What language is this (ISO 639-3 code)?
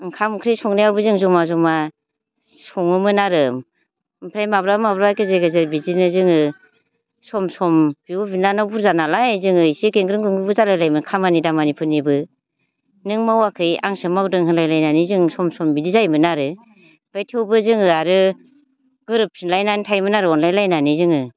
brx